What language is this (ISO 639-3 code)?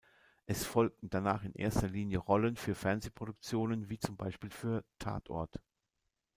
deu